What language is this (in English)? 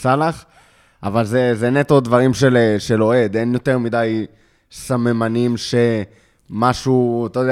Hebrew